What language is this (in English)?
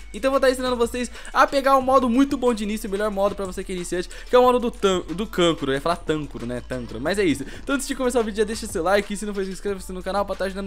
Portuguese